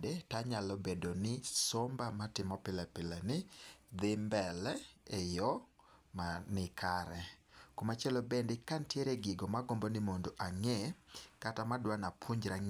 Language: Luo (Kenya and Tanzania)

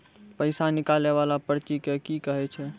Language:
Maithili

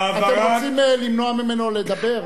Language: Hebrew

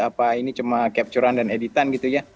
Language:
Indonesian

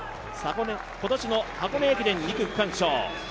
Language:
Japanese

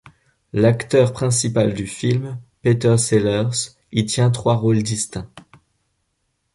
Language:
French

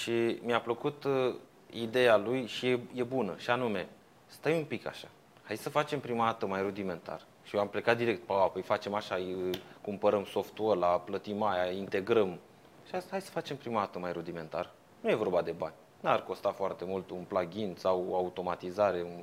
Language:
Romanian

